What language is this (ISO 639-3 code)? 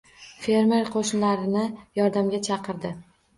uzb